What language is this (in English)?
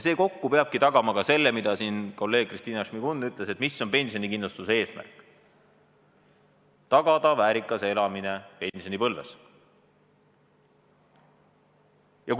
Estonian